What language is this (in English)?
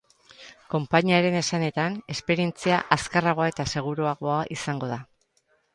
Basque